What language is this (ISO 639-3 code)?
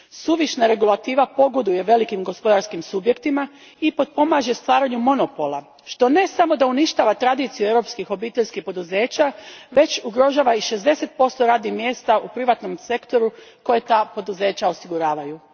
hrv